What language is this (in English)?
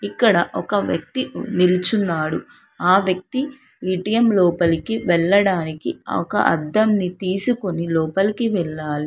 Telugu